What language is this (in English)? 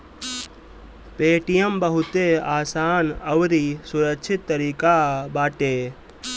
Bhojpuri